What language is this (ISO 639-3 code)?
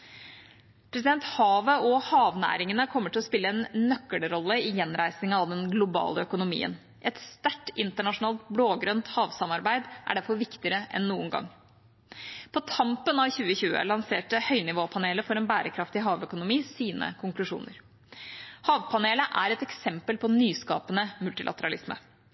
nob